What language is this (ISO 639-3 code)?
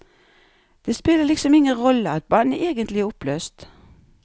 nor